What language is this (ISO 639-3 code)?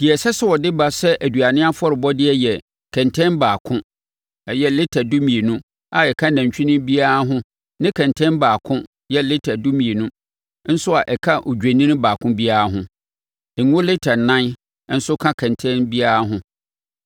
aka